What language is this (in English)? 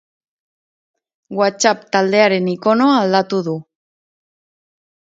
Basque